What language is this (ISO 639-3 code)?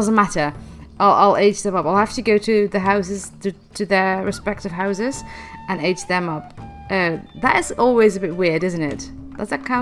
eng